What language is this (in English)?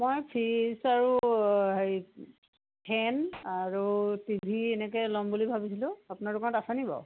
Assamese